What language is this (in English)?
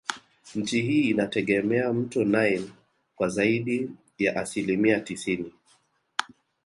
Swahili